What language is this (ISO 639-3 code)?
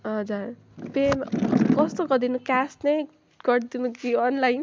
nep